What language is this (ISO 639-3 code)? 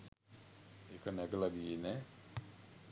sin